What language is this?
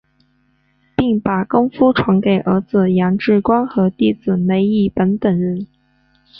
Chinese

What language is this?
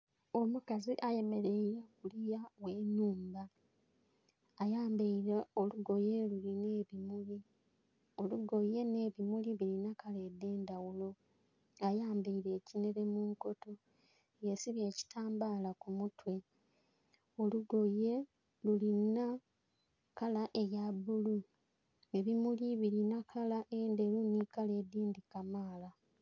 Soga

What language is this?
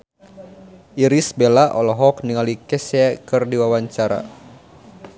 Sundanese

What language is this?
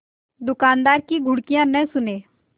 Hindi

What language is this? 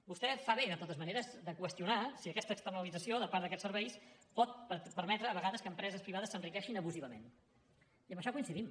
Catalan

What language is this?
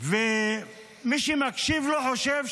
Hebrew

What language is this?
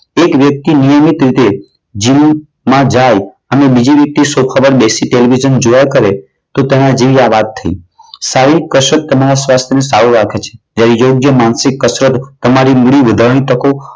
Gujarati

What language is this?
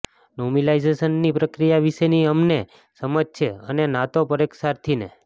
Gujarati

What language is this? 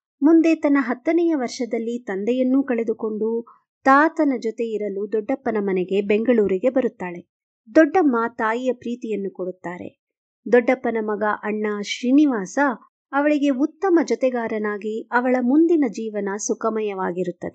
Kannada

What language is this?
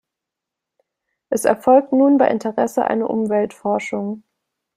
German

